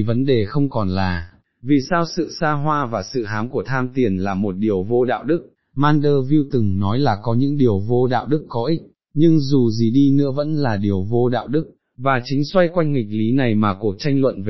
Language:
Vietnamese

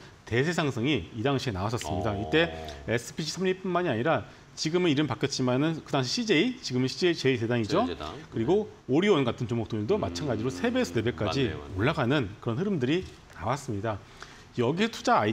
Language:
Korean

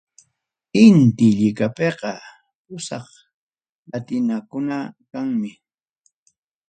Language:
Ayacucho Quechua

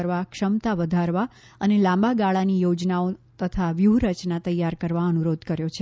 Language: Gujarati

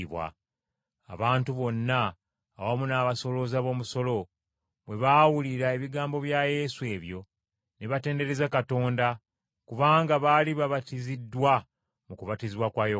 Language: Ganda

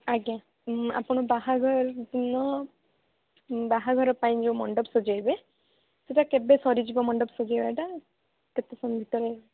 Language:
Odia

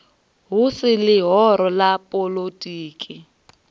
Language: Venda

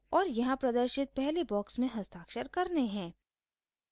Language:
Hindi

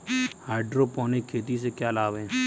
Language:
Hindi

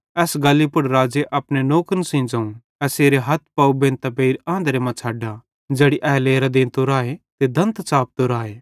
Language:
Bhadrawahi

